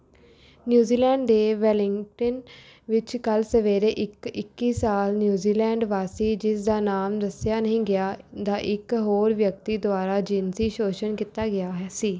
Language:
Punjabi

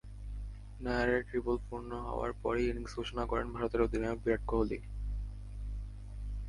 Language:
Bangla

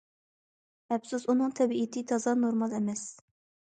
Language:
Uyghur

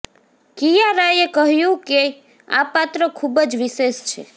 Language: Gujarati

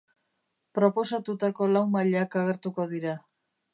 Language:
Basque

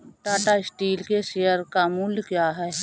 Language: Hindi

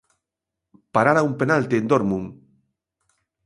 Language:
Galician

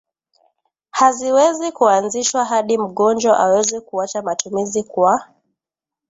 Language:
Swahili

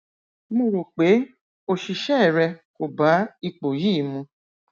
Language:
Yoruba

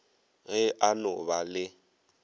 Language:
Northern Sotho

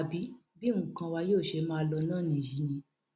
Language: Yoruba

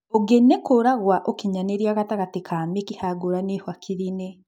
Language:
Kikuyu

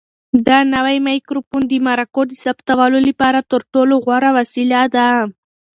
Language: Pashto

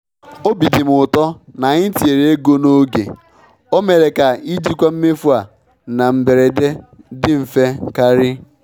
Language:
Igbo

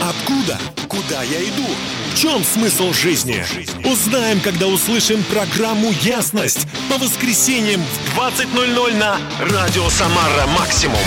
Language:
Russian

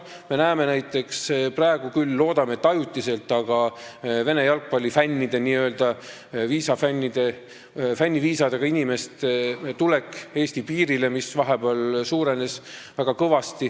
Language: Estonian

